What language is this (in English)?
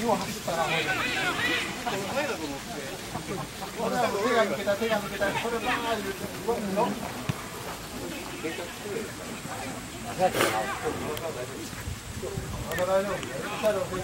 Japanese